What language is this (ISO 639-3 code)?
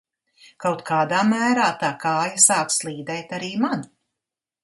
lav